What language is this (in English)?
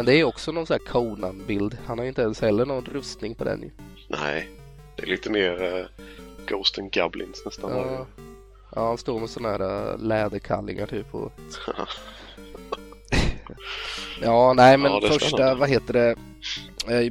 Swedish